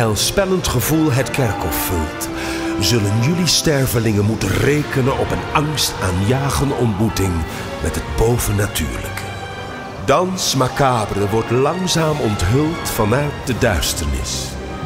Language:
Dutch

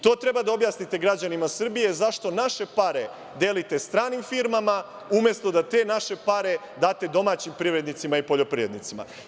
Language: Serbian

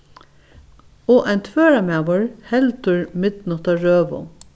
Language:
Faroese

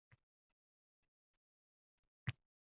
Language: Uzbek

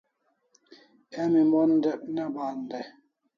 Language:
Kalasha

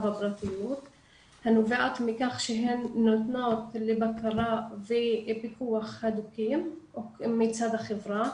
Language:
Hebrew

